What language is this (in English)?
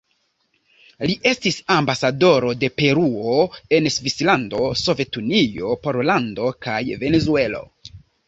Esperanto